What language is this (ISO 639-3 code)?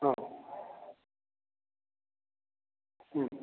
san